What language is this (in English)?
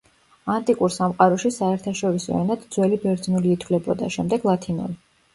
Georgian